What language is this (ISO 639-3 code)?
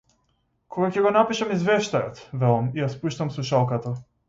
mkd